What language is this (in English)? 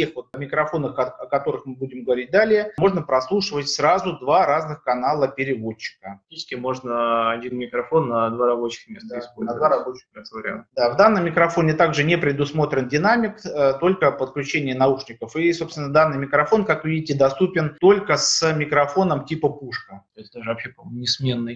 Russian